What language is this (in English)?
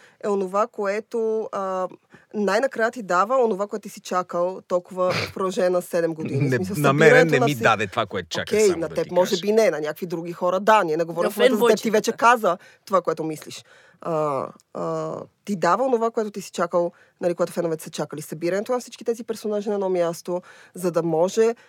Bulgarian